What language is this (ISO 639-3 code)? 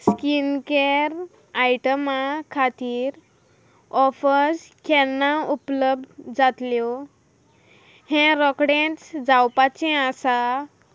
kok